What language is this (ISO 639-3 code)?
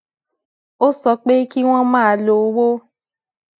yor